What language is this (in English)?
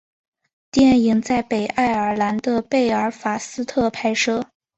Chinese